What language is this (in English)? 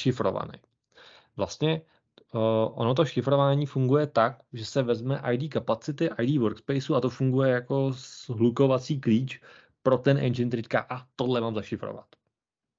Czech